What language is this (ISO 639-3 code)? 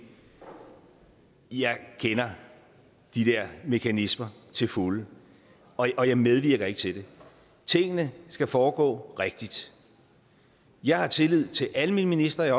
dan